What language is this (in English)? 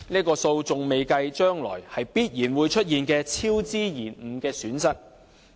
Cantonese